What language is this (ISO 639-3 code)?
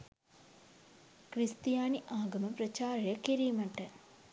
sin